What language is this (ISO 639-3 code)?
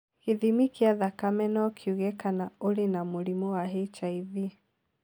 kik